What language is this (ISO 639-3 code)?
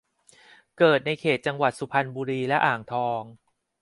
tha